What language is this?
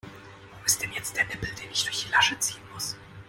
German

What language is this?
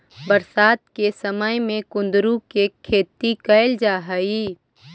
Magahi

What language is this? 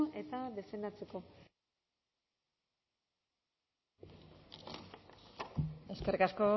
Basque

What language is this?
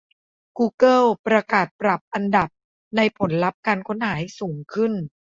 Thai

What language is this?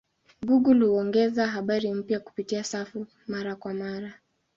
Swahili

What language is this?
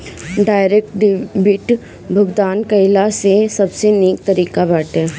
Bhojpuri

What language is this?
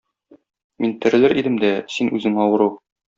Tatar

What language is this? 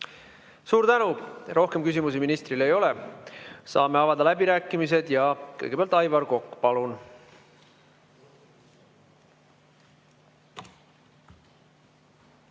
Estonian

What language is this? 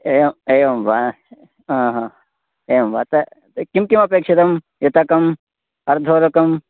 Sanskrit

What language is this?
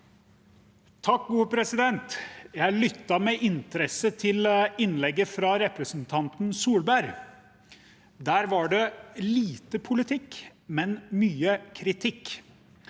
Norwegian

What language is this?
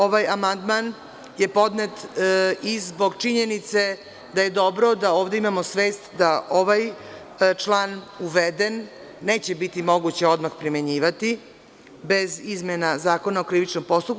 Serbian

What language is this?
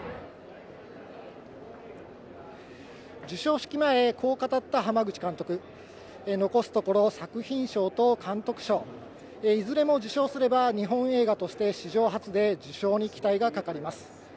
Japanese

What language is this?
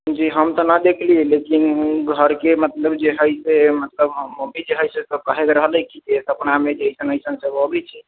Maithili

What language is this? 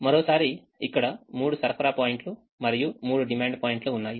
Telugu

